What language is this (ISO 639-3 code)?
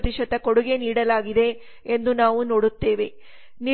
kan